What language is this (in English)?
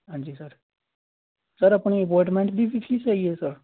Punjabi